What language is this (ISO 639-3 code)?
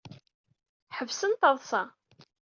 kab